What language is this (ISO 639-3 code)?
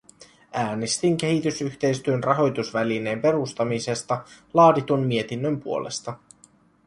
fin